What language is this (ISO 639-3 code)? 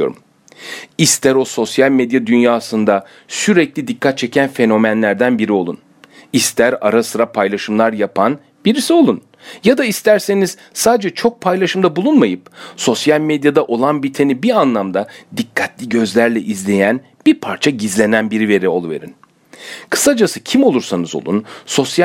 tur